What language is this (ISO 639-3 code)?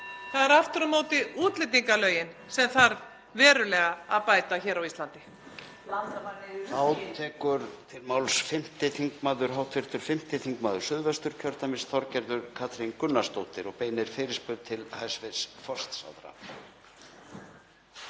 isl